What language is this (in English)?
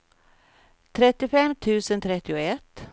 Swedish